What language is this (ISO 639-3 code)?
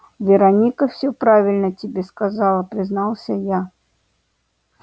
rus